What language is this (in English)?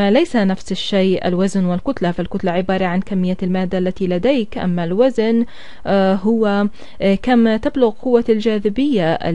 Arabic